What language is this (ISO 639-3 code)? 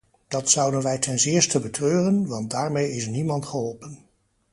nld